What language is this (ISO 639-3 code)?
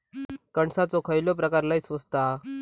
mar